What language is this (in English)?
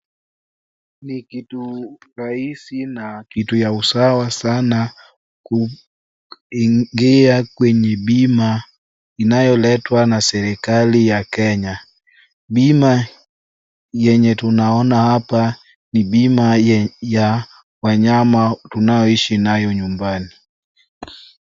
Swahili